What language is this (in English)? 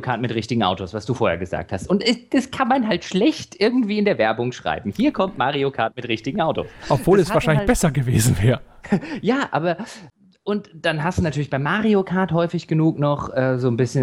German